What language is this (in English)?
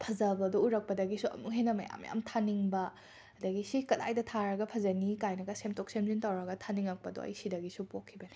Manipuri